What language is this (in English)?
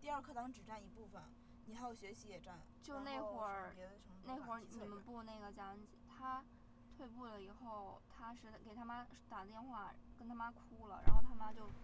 Chinese